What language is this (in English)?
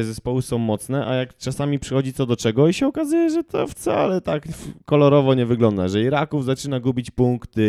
Polish